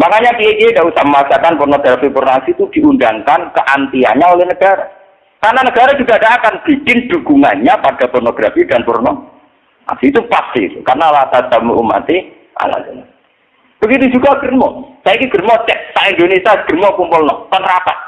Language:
Indonesian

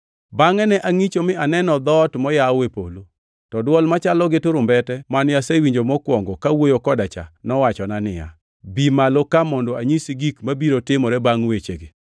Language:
Luo (Kenya and Tanzania)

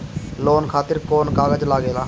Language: Bhojpuri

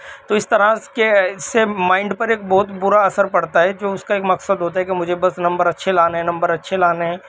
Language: Urdu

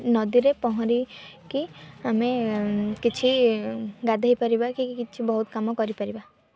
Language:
Odia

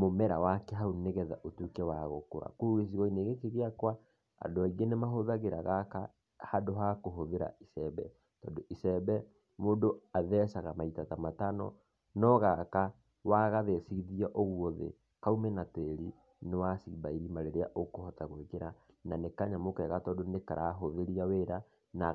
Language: Kikuyu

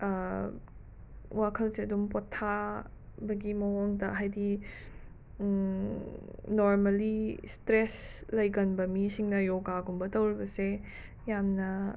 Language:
Manipuri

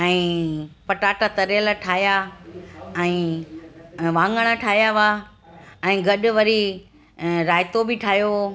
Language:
Sindhi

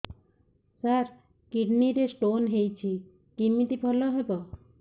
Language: Odia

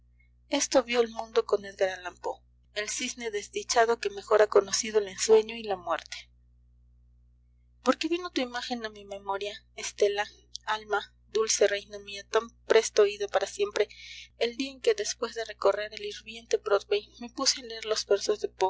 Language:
Spanish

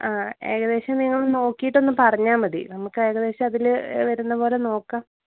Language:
Malayalam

